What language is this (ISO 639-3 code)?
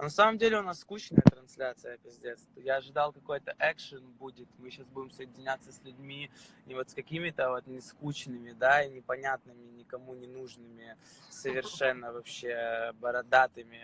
rus